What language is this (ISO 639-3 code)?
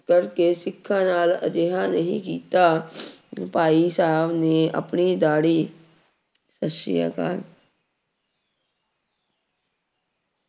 pan